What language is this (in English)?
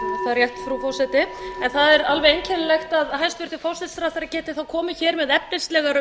Icelandic